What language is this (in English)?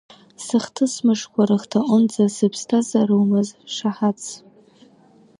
Abkhazian